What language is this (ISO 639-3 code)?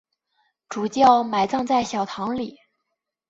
zho